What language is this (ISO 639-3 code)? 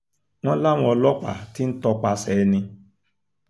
yor